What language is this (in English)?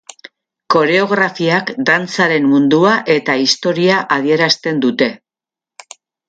Basque